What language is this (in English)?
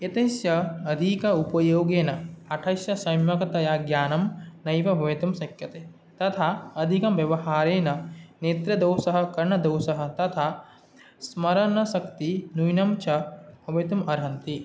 Sanskrit